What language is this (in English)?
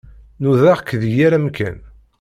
Kabyle